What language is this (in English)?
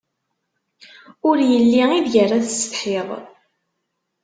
Kabyle